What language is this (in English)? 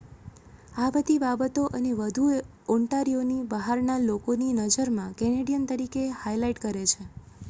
Gujarati